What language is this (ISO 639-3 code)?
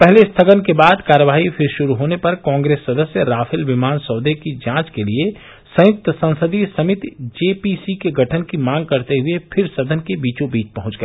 hin